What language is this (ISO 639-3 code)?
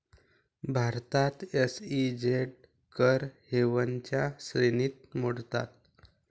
mar